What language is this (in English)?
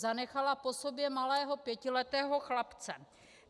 Czech